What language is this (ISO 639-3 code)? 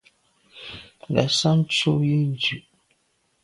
byv